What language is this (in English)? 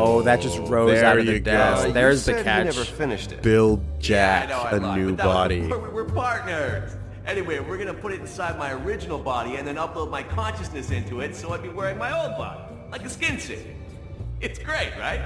English